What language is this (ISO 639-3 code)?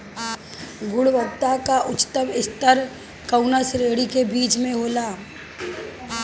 bho